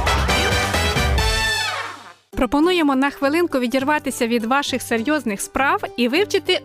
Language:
Ukrainian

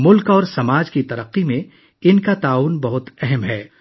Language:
Urdu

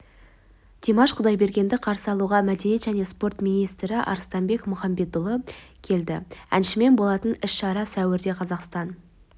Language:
Kazakh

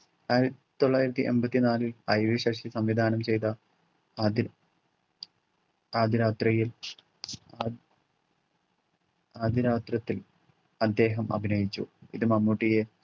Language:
Malayalam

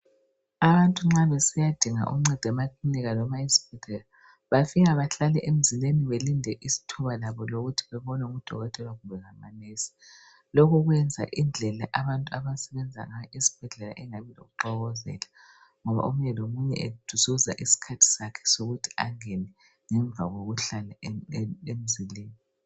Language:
North Ndebele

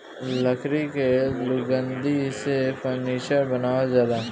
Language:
Bhojpuri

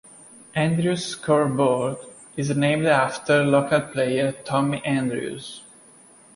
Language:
English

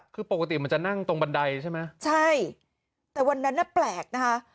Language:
Thai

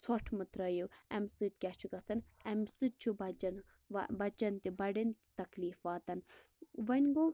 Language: Kashmiri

